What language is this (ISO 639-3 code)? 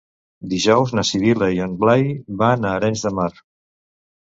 cat